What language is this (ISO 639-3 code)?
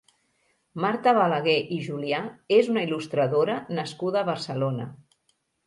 cat